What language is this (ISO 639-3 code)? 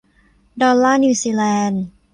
tha